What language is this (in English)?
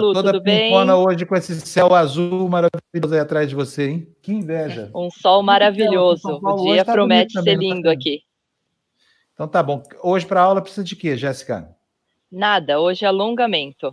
Portuguese